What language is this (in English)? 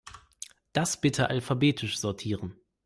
German